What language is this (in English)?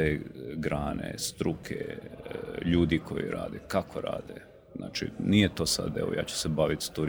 Croatian